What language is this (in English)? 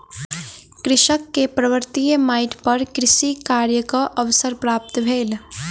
Maithili